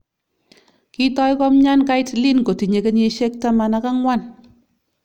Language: Kalenjin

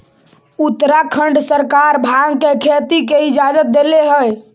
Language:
Magahi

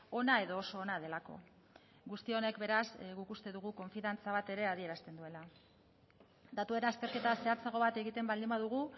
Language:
Basque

